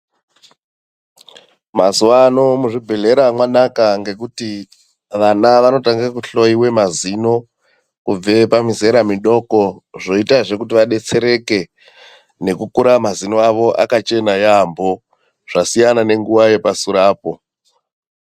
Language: Ndau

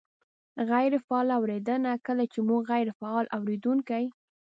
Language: Pashto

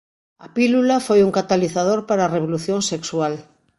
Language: Galician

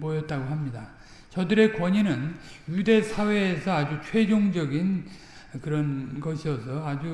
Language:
Korean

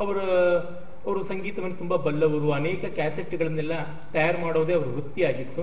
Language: Kannada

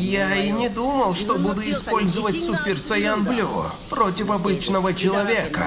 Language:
Russian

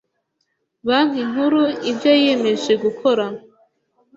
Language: Kinyarwanda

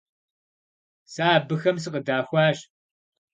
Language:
Kabardian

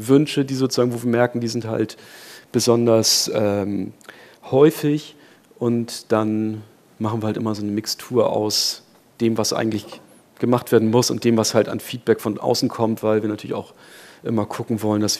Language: German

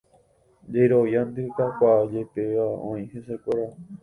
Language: Guarani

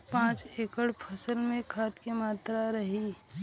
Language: Bhojpuri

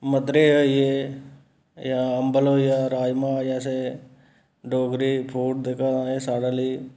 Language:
Dogri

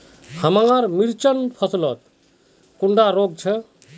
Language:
Magahi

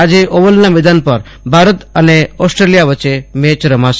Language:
Gujarati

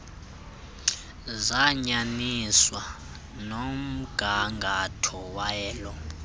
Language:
Xhosa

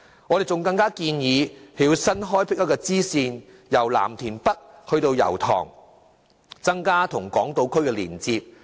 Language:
Cantonese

